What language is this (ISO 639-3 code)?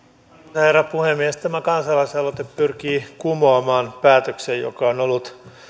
fin